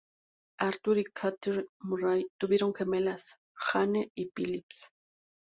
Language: Spanish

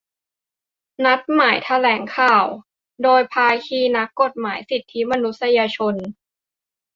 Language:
Thai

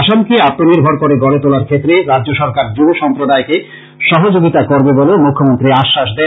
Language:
Bangla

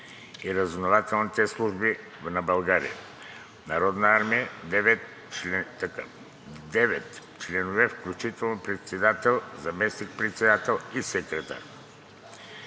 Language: Bulgarian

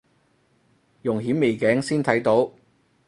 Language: Cantonese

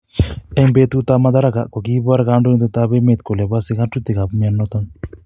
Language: Kalenjin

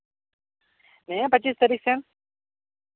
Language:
Santali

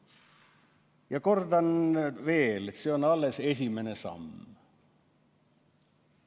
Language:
Estonian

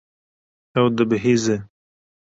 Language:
Kurdish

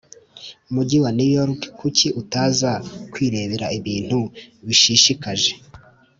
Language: Kinyarwanda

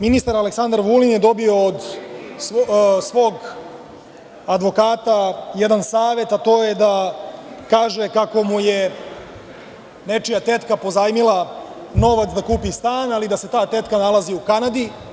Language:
Serbian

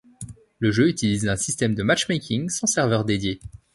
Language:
French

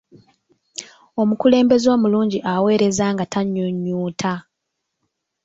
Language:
Ganda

